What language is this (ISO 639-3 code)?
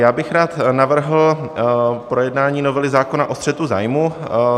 ces